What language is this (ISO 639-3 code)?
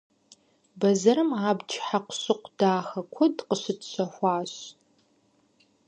kbd